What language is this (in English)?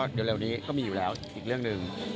Thai